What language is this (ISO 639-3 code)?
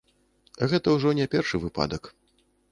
bel